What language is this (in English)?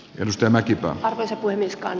Finnish